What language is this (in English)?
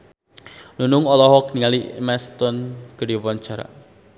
Sundanese